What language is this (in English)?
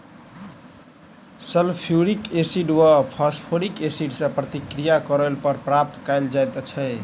Maithili